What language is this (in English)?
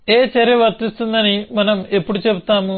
Telugu